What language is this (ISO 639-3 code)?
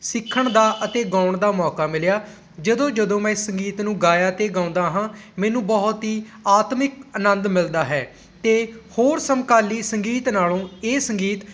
pan